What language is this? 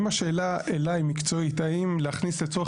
Hebrew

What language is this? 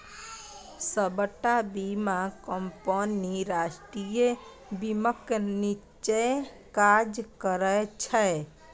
Maithili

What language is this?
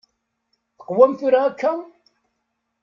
Kabyle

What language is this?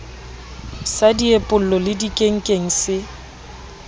Southern Sotho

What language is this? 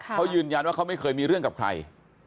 Thai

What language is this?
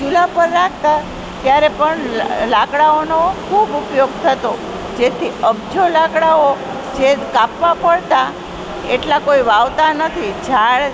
Gujarati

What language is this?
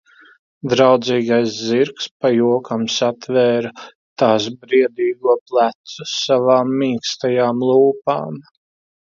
Latvian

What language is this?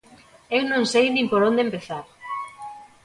Galician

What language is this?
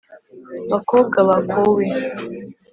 Kinyarwanda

